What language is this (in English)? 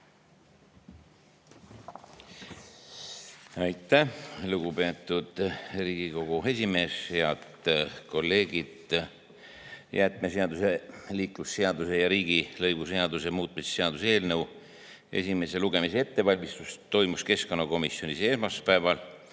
Estonian